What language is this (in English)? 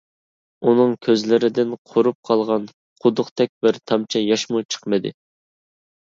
Uyghur